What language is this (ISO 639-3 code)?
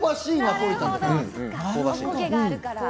jpn